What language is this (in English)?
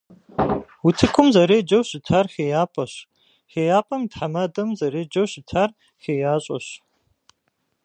Kabardian